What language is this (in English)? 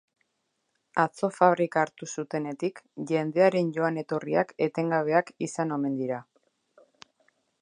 Basque